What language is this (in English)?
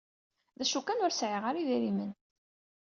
Kabyle